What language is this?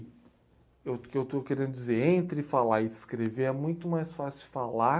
Portuguese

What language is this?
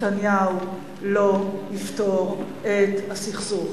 Hebrew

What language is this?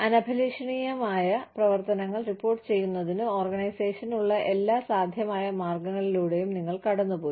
Malayalam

